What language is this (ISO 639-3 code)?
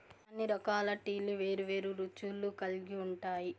tel